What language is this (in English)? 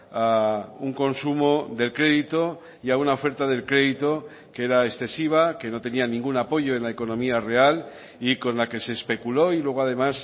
Spanish